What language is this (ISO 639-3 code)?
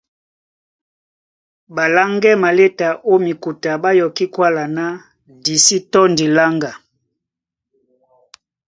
dua